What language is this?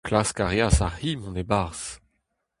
Breton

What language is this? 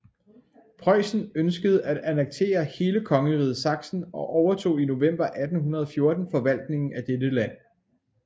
Danish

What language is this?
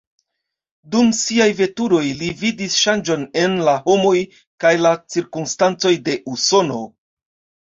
Esperanto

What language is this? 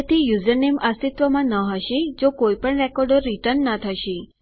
Gujarati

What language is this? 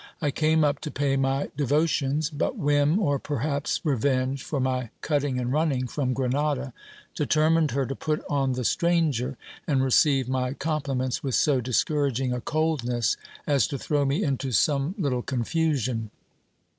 English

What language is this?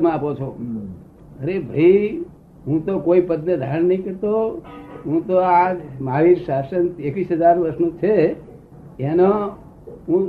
Gujarati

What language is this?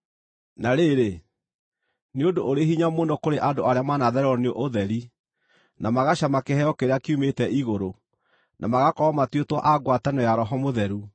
Kikuyu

